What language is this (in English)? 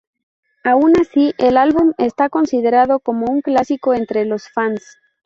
Spanish